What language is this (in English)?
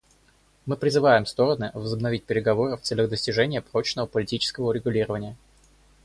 Russian